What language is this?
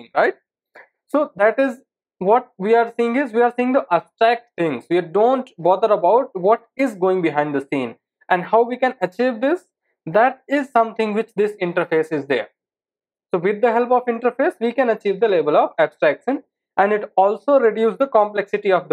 English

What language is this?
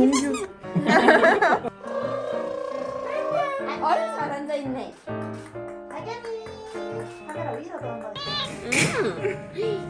Korean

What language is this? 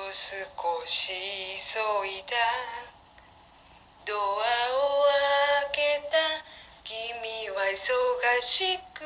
Japanese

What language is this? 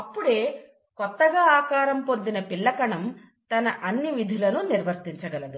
Telugu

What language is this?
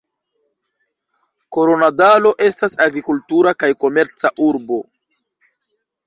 Esperanto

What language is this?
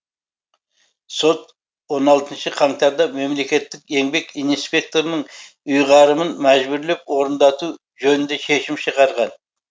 Kazakh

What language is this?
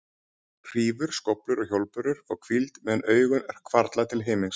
Icelandic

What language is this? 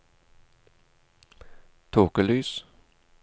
Norwegian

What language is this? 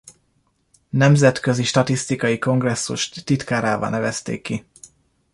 Hungarian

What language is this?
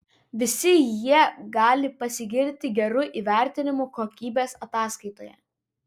Lithuanian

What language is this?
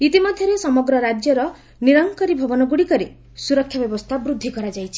Odia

